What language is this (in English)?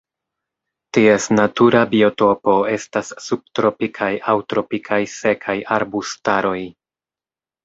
Esperanto